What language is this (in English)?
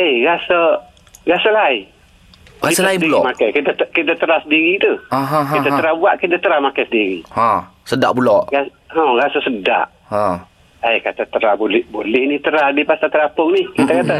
Malay